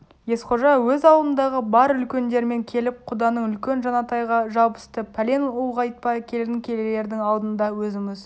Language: Kazakh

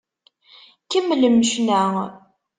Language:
Kabyle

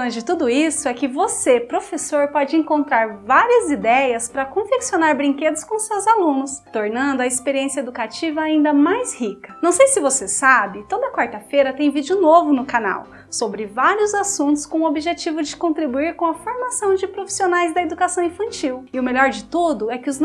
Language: Portuguese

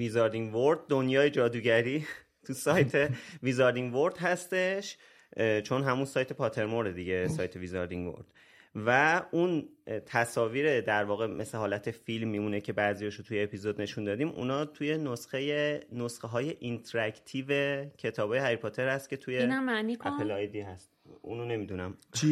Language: Persian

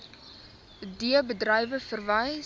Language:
Afrikaans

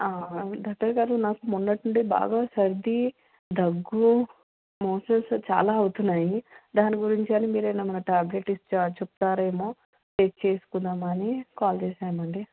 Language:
Telugu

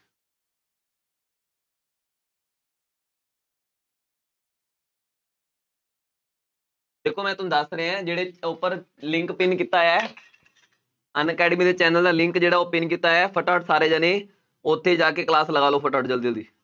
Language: Punjabi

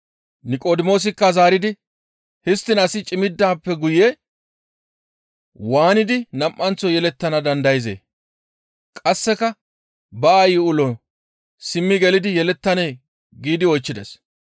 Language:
Gamo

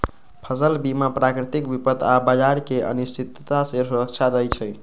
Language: Magahi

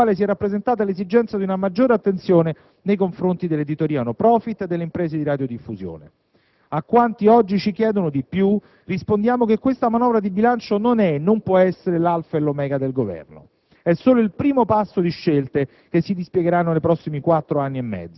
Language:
Italian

